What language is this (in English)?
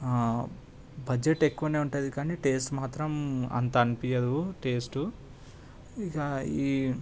Telugu